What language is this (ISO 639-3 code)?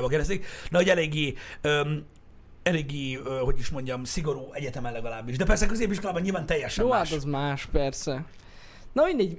hun